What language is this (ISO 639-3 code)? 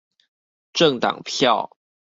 zho